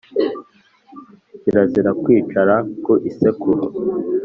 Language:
Kinyarwanda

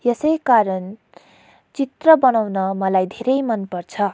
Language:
Nepali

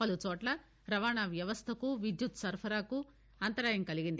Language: Telugu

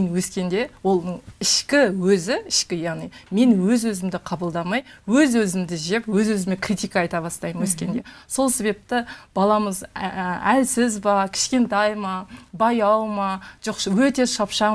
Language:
Turkish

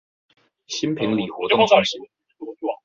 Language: Chinese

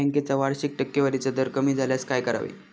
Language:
Marathi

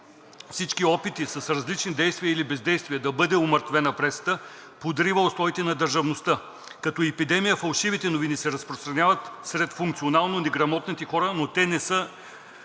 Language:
Bulgarian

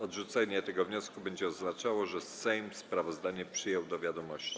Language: Polish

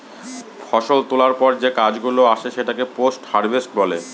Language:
Bangla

